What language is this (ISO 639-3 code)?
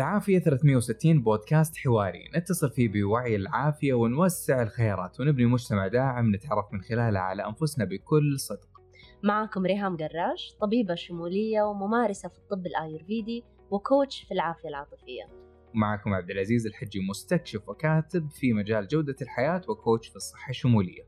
ara